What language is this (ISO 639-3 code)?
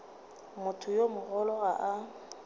nso